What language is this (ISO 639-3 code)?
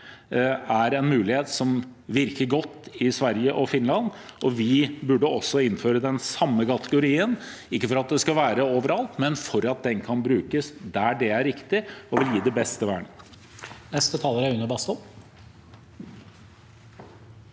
nor